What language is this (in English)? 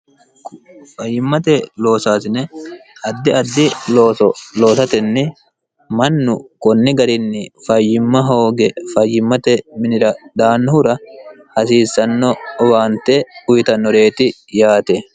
Sidamo